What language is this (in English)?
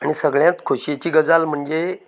Konkani